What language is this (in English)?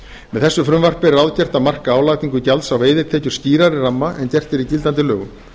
Icelandic